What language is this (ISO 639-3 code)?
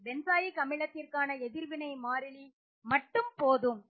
tam